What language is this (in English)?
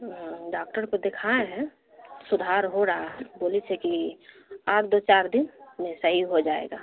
Urdu